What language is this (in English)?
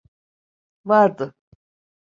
Turkish